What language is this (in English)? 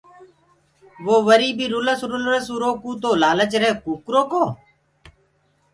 Gurgula